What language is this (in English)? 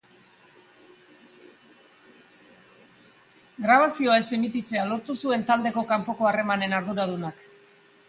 Basque